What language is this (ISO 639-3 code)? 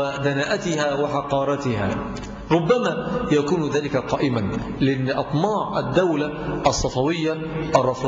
ara